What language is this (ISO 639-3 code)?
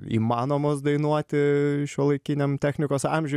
lit